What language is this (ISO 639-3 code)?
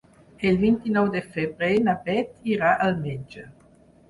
cat